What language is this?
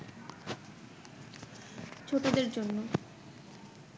Bangla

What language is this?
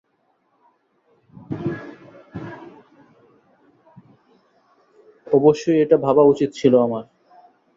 Bangla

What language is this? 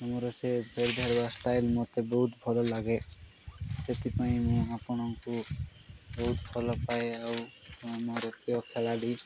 Odia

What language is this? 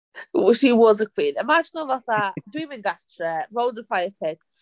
Welsh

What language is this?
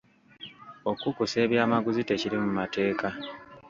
Ganda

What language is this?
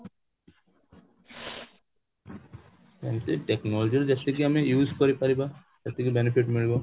Odia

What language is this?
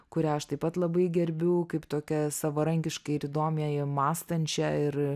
Lithuanian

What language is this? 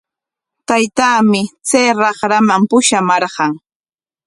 Corongo Ancash Quechua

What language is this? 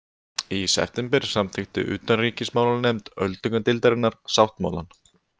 Icelandic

